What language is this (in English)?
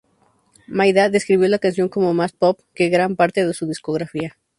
Spanish